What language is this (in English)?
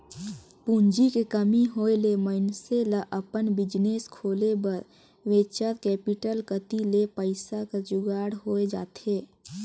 Chhattisgarhi